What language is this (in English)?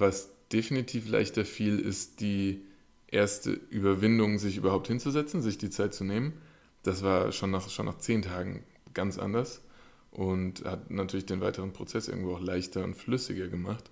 German